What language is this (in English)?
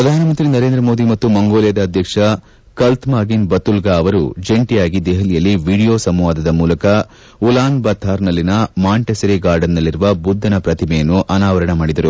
Kannada